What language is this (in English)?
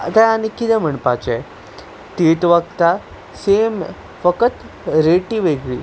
Konkani